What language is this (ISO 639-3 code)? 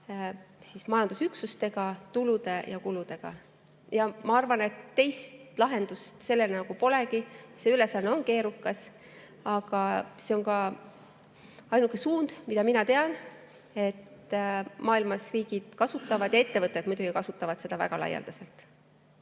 est